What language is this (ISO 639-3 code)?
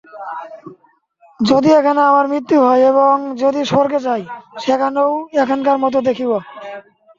ben